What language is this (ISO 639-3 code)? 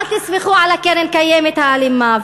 heb